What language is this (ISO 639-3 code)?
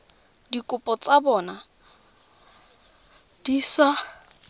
tsn